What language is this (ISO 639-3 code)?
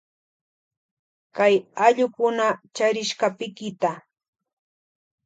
qvj